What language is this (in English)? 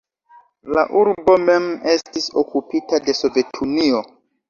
Esperanto